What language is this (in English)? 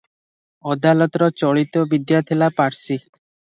Odia